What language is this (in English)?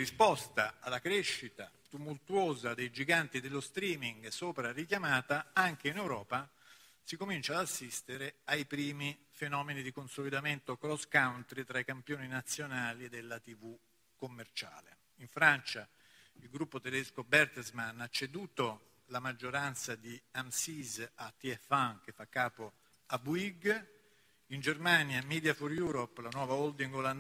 Italian